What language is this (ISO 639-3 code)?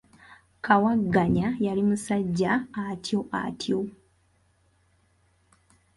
lug